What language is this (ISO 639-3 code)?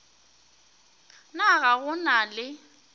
nso